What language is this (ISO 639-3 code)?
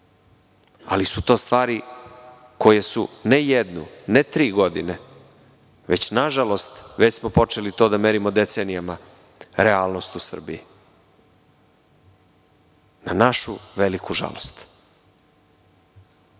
srp